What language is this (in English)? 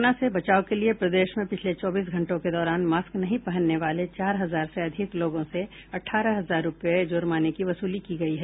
Hindi